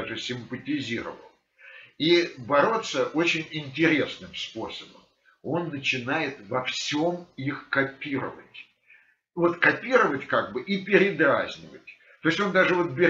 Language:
Russian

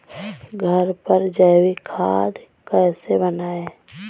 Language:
Hindi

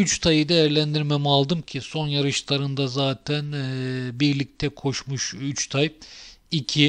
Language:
Turkish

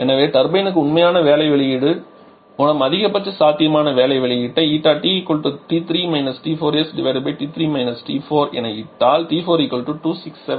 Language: Tamil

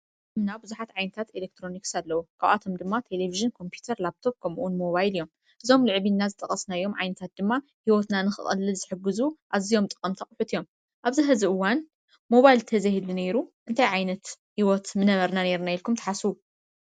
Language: Tigrinya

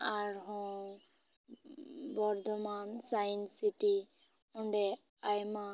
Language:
Santali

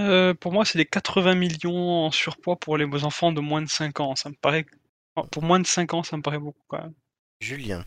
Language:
French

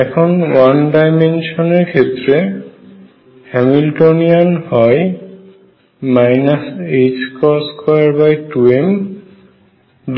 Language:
Bangla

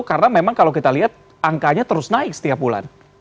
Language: Indonesian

